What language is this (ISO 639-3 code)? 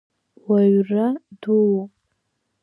abk